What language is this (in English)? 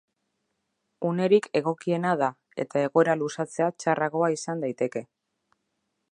Basque